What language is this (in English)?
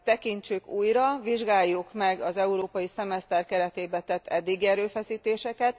Hungarian